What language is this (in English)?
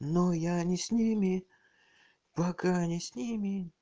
Russian